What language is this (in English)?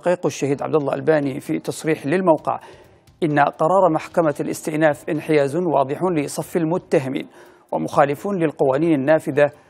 Arabic